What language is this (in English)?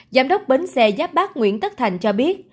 Vietnamese